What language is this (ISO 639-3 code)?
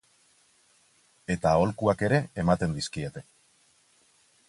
eus